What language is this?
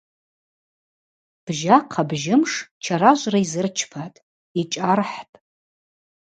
Abaza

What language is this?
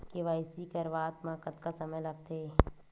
Chhattisgarhi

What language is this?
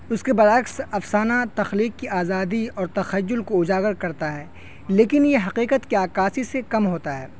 Urdu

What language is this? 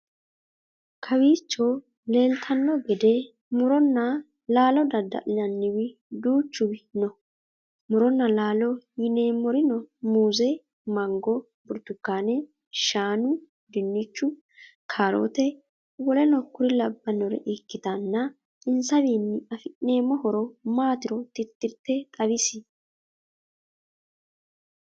Sidamo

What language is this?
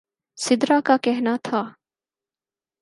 Urdu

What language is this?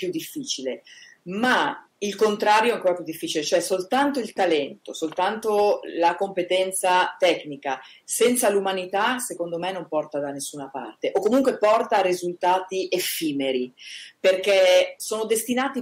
Italian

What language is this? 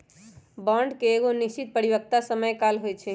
Magahi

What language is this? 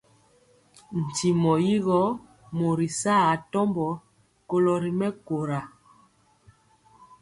Mpiemo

